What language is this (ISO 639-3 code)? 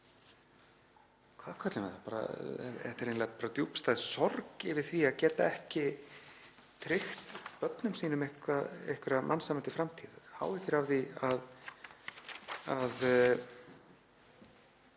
isl